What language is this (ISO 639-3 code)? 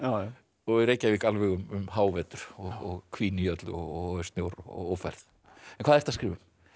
isl